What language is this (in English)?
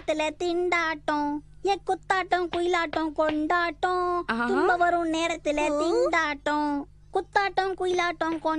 Hindi